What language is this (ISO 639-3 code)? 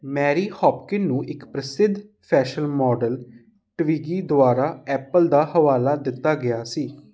pan